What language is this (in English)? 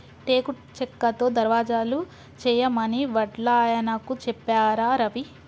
Telugu